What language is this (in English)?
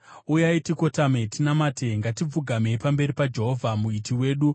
Shona